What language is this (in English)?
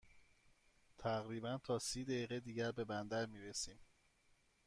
Persian